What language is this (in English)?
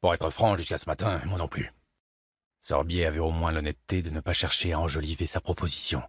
French